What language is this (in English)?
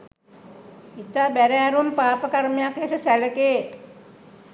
Sinhala